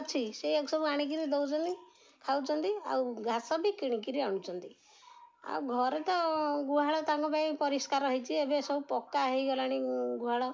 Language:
Odia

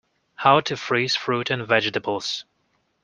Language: English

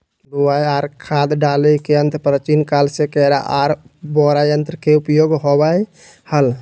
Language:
Magahi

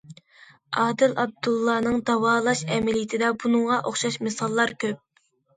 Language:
Uyghur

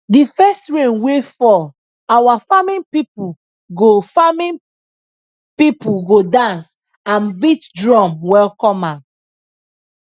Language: Nigerian Pidgin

